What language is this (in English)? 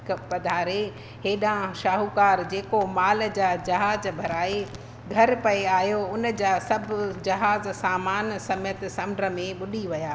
Sindhi